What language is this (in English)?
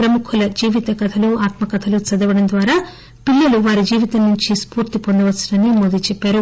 Telugu